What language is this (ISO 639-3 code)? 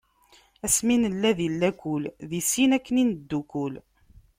kab